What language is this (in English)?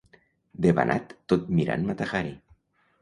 Catalan